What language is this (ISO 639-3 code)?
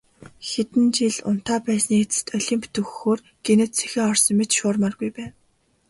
mon